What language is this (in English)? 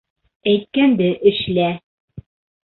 Bashkir